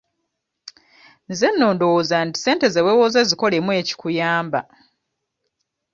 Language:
Ganda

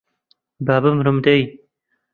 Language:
Central Kurdish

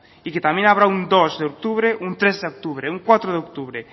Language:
Spanish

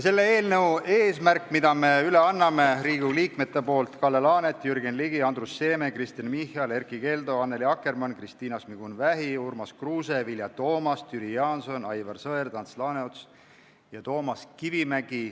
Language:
Estonian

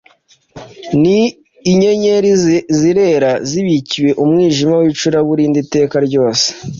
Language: Kinyarwanda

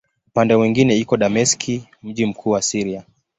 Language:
Swahili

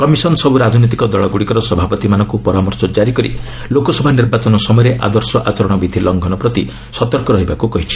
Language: Odia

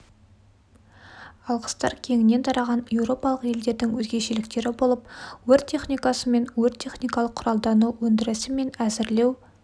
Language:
Kazakh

